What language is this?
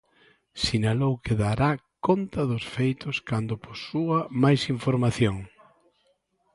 Galician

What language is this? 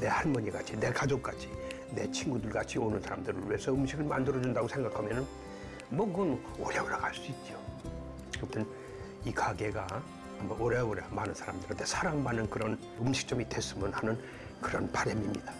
Korean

